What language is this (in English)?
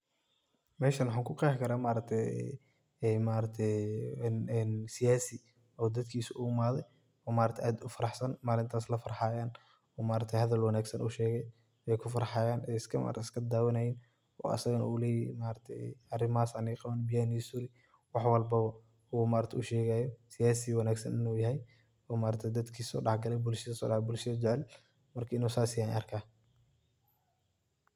Somali